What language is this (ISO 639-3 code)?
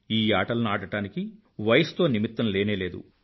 tel